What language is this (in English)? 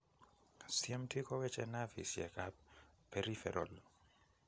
Kalenjin